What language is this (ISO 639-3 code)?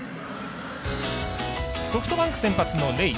jpn